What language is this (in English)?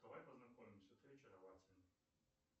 Russian